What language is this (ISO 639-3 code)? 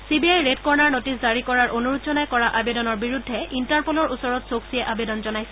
asm